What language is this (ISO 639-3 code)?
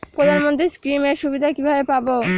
ben